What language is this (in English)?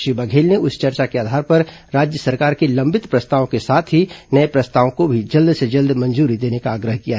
Hindi